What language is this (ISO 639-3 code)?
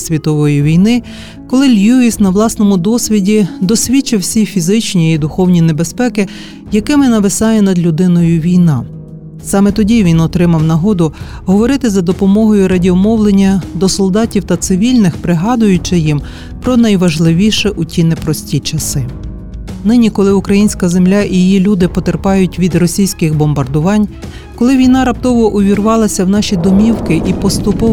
ukr